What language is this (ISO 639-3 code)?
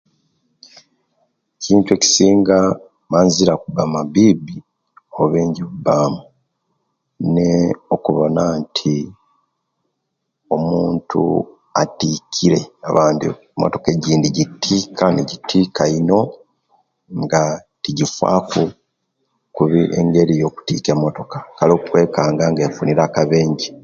lke